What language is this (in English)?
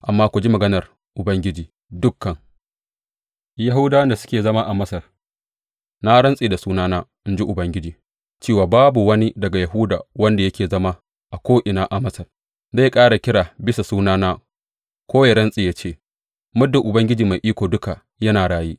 Hausa